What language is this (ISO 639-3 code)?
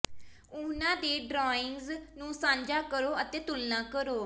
pan